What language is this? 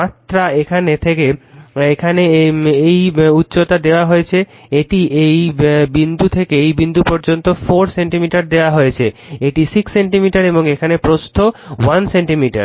Bangla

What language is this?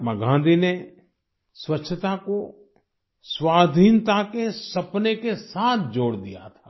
Hindi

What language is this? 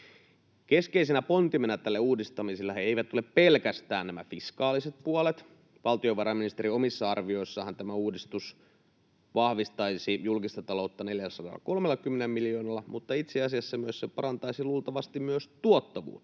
Finnish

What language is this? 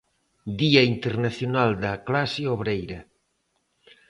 Galician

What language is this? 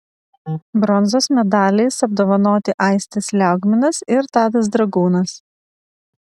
Lithuanian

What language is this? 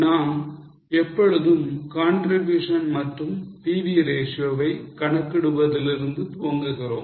Tamil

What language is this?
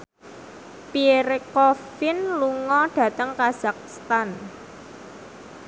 Javanese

